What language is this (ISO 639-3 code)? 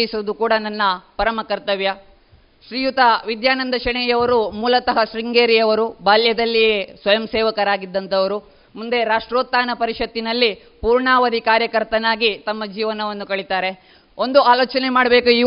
kan